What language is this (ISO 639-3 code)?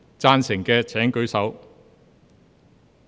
yue